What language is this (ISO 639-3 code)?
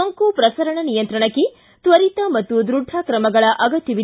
kan